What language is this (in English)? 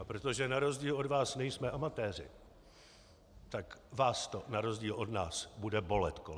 Czech